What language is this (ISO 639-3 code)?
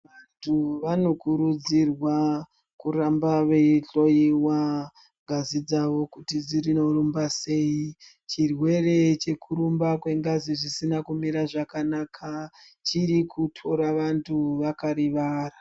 ndc